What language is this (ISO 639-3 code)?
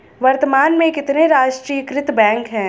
hin